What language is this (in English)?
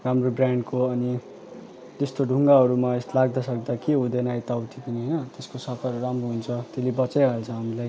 Nepali